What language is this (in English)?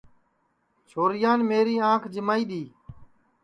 Sansi